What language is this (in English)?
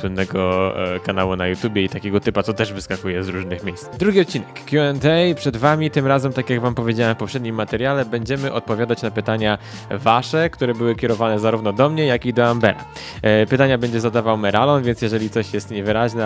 Polish